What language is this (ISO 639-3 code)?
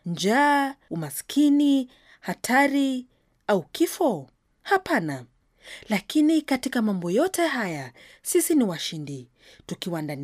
swa